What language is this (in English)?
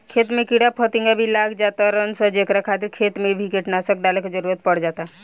Bhojpuri